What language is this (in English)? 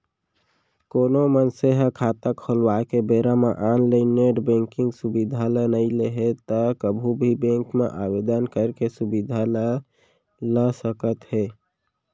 Chhattisgarhi